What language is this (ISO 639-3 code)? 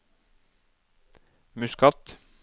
nor